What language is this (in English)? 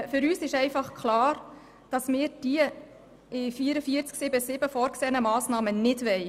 Swiss German